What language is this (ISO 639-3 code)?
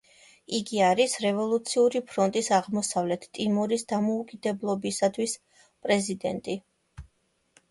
kat